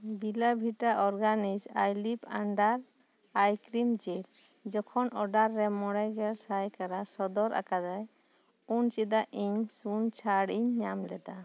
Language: Santali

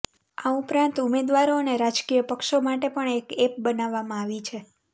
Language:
Gujarati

